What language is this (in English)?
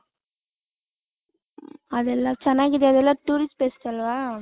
Kannada